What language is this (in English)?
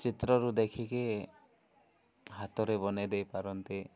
Odia